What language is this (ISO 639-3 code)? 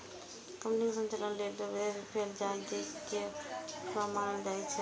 mai